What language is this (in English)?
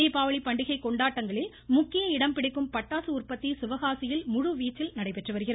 Tamil